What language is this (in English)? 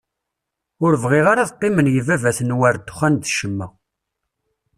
Kabyle